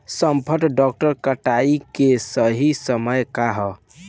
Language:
Bhojpuri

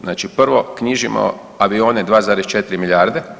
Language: Croatian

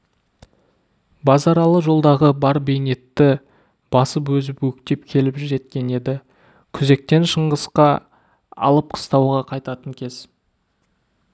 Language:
Kazakh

